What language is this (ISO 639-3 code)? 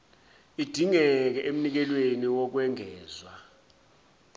zul